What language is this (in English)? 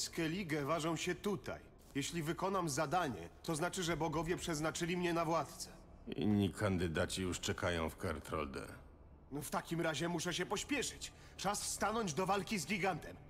Polish